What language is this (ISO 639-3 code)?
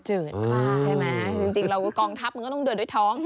tha